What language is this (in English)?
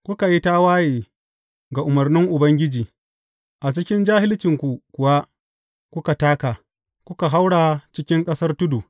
Hausa